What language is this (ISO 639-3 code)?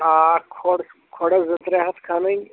kas